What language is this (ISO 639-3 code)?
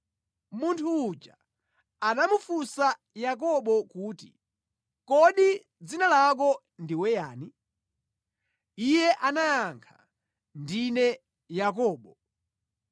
nya